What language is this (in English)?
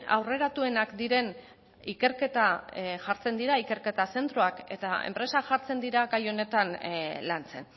Basque